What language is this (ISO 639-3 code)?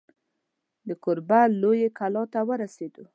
pus